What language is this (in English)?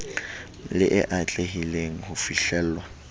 Southern Sotho